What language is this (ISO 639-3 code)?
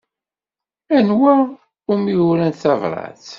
kab